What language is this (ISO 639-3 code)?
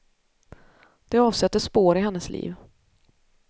swe